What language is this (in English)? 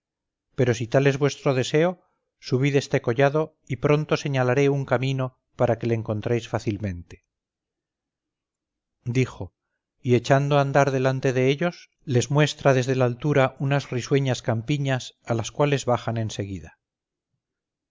Spanish